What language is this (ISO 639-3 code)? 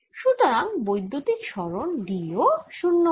ben